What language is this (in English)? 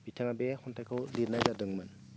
Bodo